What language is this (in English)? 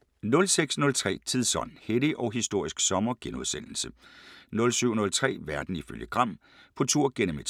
Danish